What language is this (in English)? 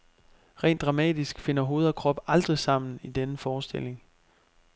Danish